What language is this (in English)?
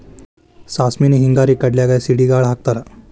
Kannada